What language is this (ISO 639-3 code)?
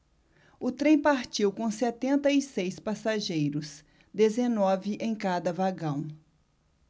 por